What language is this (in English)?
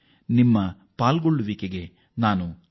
Kannada